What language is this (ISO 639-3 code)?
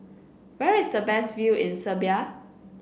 eng